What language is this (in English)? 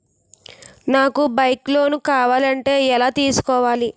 Telugu